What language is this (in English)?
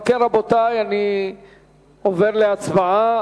Hebrew